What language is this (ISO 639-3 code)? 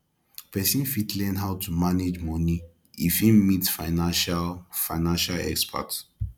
pcm